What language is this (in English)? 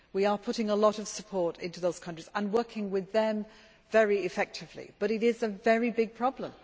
English